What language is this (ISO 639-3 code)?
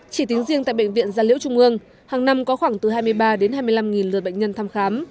vie